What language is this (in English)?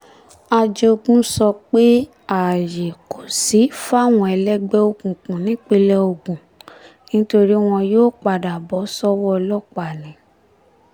Yoruba